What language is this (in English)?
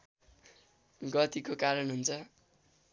Nepali